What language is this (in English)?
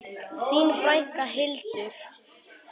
Icelandic